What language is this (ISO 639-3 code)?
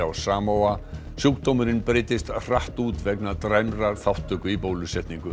isl